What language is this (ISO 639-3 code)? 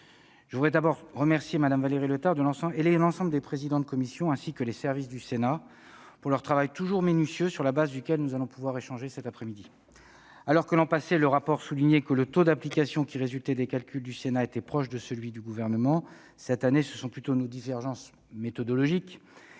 fra